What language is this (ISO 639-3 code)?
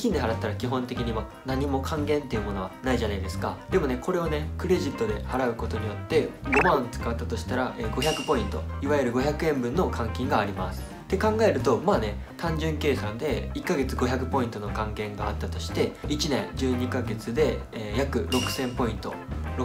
jpn